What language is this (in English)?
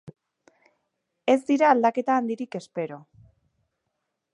Basque